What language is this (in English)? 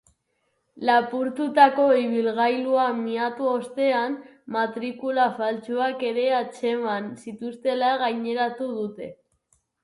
Basque